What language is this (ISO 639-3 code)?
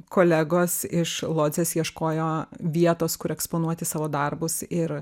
lit